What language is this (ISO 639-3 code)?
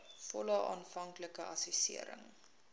afr